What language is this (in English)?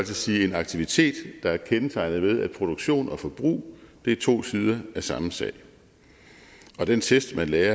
Danish